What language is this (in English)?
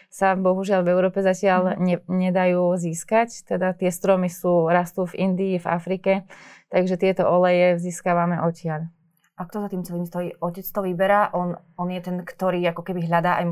Slovak